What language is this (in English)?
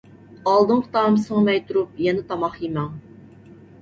Uyghur